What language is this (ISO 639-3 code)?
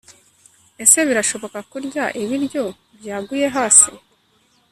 kin